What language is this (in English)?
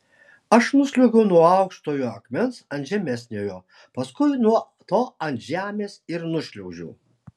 Lithuanian